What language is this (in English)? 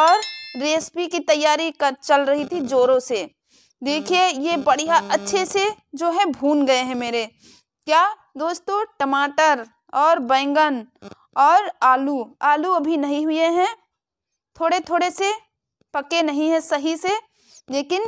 Hindi